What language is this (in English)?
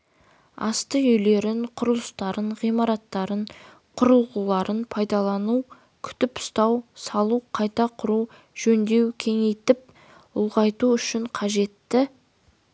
Kazakh